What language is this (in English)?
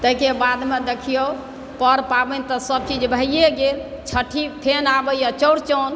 Maithili